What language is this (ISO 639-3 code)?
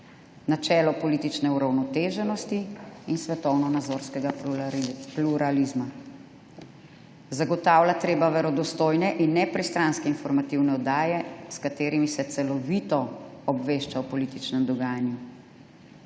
slv